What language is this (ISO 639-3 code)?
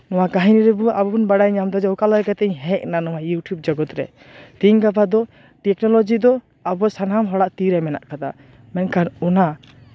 sat